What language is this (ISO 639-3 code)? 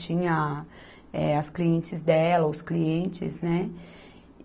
por